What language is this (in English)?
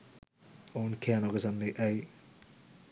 Sinhala